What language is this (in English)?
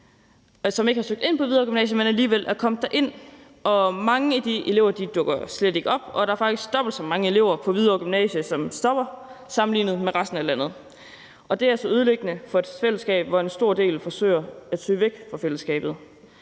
Danish